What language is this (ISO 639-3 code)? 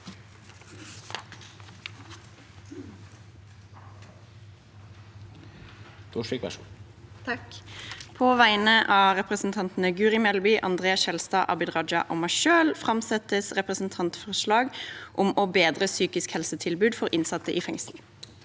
nor